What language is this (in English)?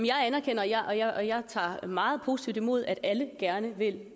Danish